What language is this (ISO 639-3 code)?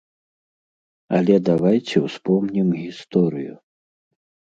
bel